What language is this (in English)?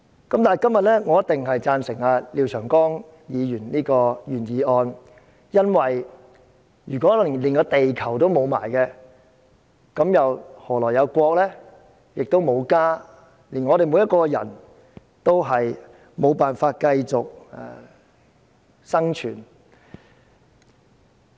Cantonese